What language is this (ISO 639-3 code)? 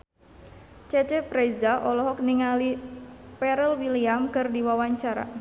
sun